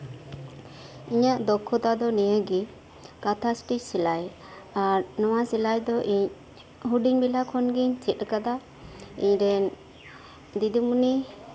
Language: Santali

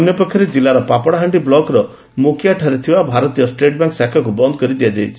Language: Odia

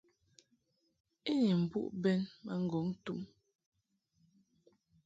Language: Mungaka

